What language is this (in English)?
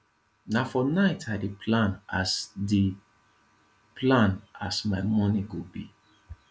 Nigerian Pidgin